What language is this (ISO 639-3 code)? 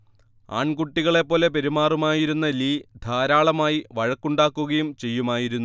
mal